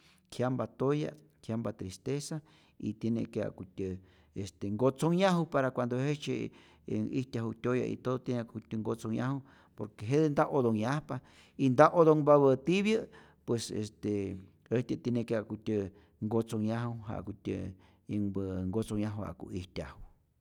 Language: Rayón Zoque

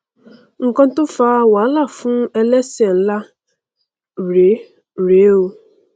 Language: Yoruba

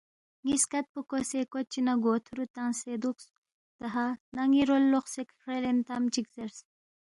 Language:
Balti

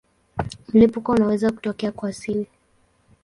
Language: Swahili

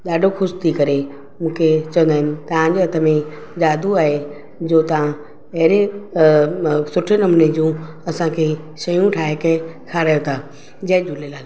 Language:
Sindhi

